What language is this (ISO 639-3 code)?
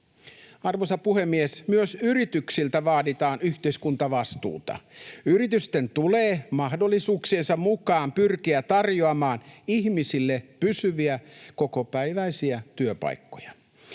fin